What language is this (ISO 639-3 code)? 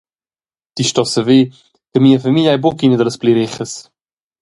roh